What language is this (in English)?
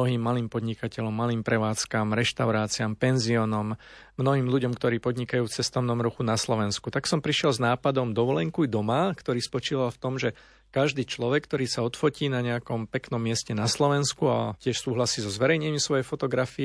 Slovak